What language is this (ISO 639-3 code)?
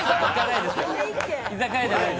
jpn